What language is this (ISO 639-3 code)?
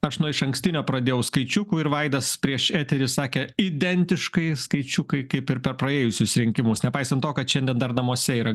lit